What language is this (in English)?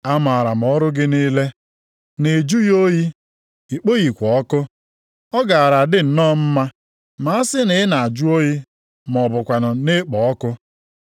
Igbo